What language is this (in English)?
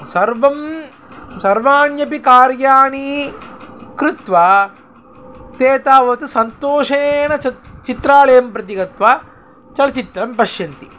Sanskrit